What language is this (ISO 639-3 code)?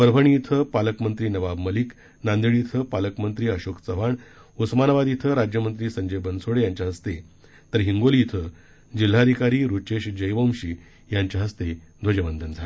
mar